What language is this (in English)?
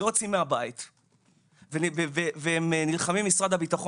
Hebrew